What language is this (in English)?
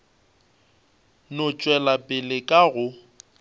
Northern Sotho